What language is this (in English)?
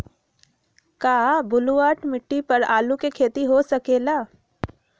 Magahi